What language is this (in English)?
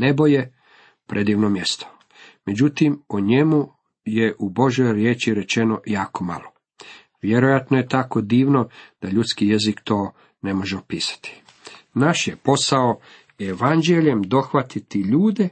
Croatian